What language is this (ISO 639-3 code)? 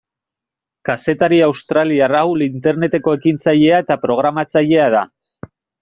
eus